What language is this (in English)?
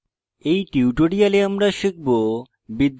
Bangla